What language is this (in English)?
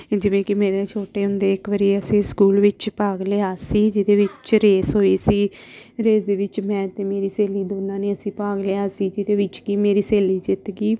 Punjabi